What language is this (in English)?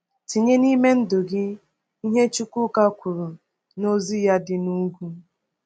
Igbo